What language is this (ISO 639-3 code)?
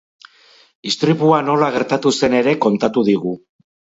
eus